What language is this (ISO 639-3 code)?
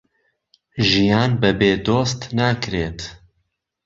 ckb